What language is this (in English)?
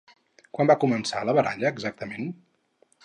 Catalan